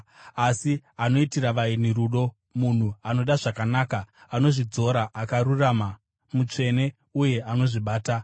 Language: Shona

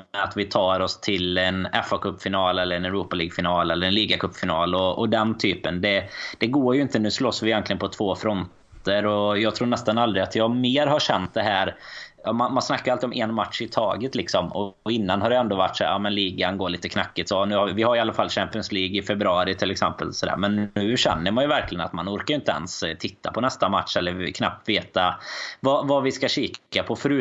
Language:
Swedish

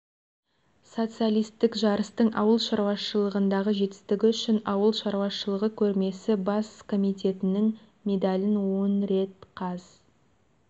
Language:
Kazakh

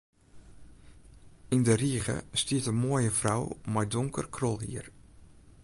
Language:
Western Frisian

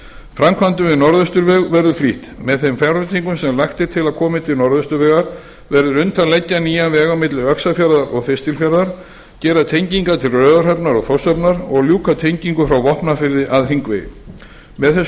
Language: Icelandic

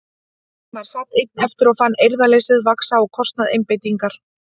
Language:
Icelandic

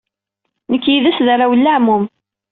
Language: Kabyle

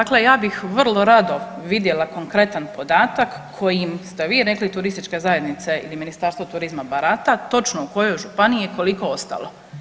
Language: Croatian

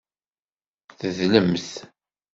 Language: Kabyle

